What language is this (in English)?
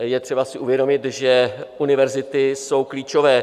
Czech